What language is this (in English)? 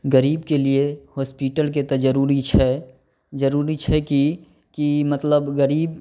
Maithili